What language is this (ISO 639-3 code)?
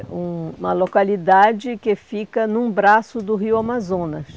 por